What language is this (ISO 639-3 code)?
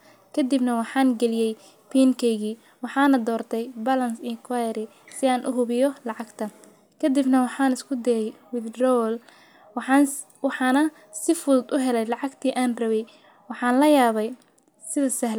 som